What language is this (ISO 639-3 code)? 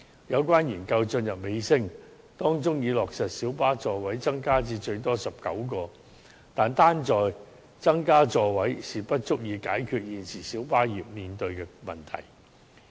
yue